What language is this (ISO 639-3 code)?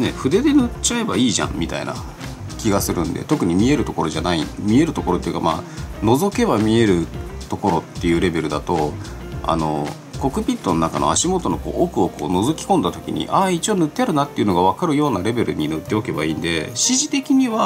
jpn